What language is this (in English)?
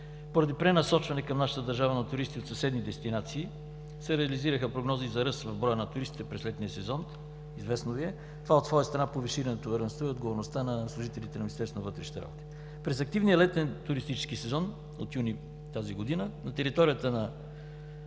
Bulgarian